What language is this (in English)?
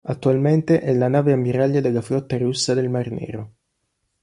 Italian